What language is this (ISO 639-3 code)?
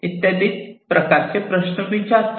mar